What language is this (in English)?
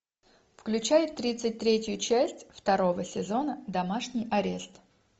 Russian